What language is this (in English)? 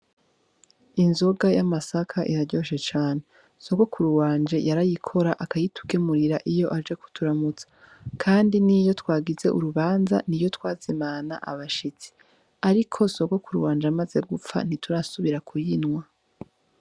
Rundi